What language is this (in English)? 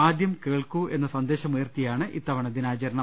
Malayalam